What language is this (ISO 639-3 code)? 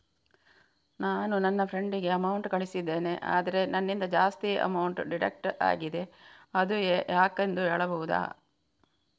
kan